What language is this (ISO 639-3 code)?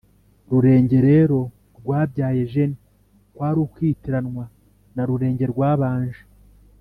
kin